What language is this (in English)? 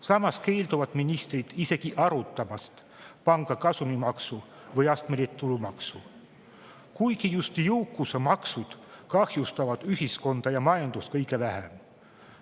Estonian